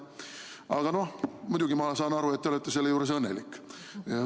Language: Estonian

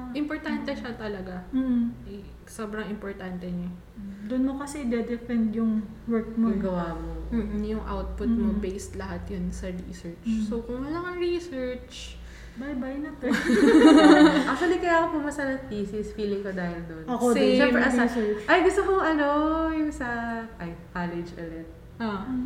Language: Filipino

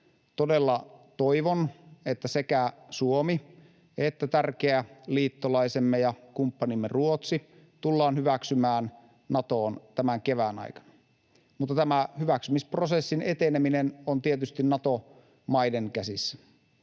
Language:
Finnish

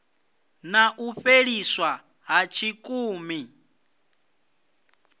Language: Venda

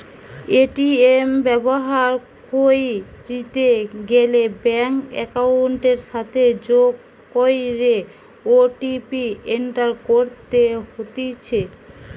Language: Bangla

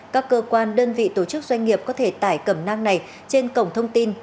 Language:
Vietnamese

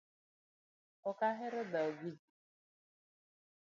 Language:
Luo (Kenya and Tanzania)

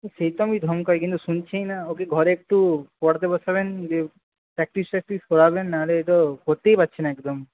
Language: Bangla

